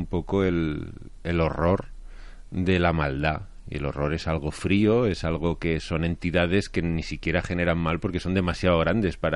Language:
Spanish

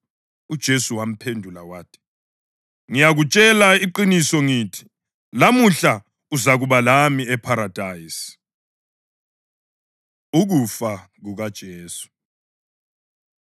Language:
North Ndebele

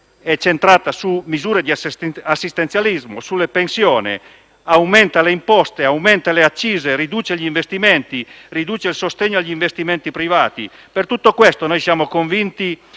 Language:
Italian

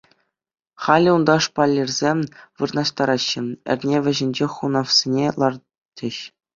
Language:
Chuvash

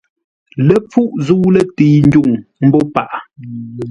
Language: Ngombale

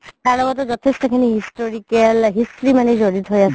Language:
Assamese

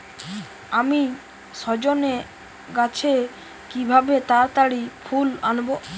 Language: Bangla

